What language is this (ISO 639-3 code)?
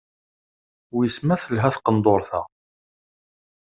kab